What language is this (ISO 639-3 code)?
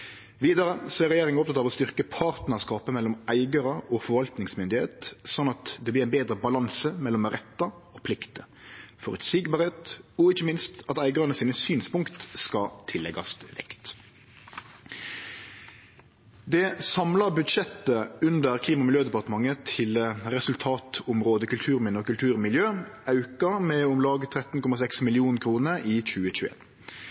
nno